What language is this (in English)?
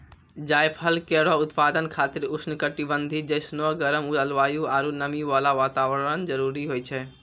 Maithili